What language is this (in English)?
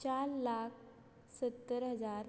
Konkani